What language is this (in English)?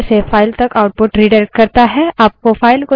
Hindi